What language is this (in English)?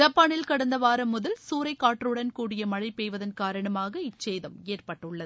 Tamil